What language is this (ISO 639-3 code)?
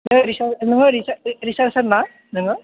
brx